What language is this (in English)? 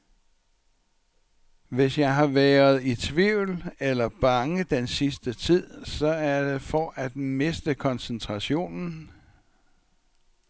Danish